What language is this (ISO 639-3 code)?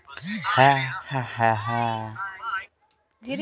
bho